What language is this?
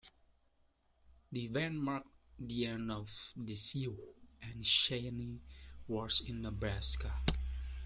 English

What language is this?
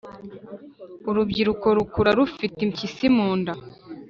Kinyarwanda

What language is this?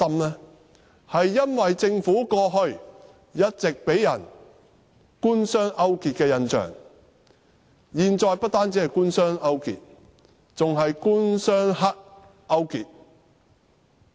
Cantonese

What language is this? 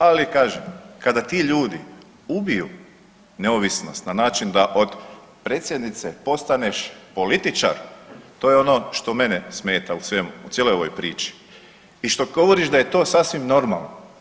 Croatian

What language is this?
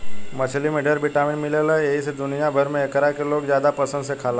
Bhojpuri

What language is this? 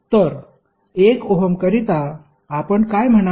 Marathi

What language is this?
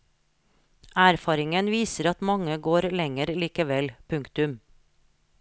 Norwegian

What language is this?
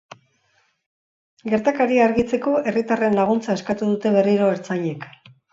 Basque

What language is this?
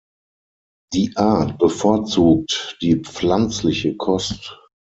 German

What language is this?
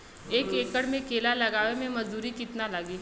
Bhojpuri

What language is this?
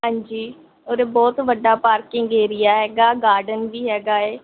Punjabi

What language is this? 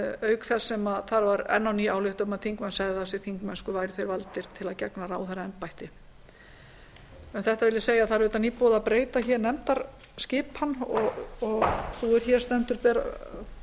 Icelandic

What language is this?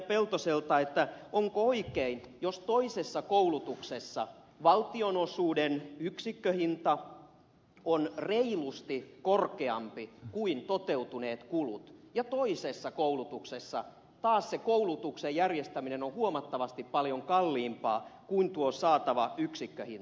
Finnish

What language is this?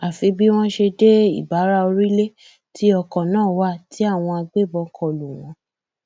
Yoruba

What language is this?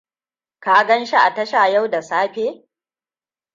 Hausa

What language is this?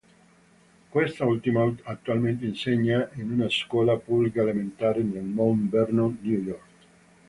Italian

